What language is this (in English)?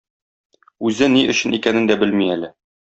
Tatar